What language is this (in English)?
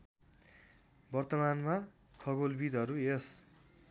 Nepali